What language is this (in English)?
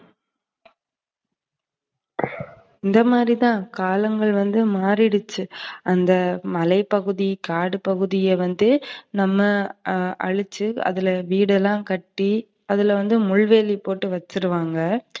Tamil